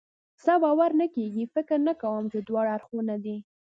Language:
Pashto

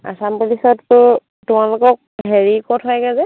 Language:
Assamese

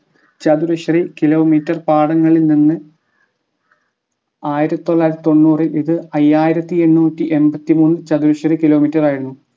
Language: Malayalam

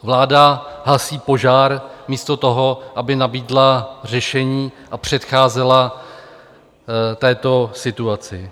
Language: Czech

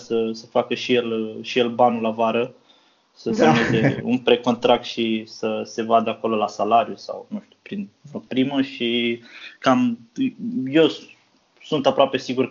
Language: Romanian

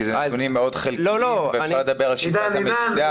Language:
Hebrew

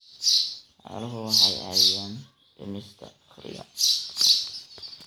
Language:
Somali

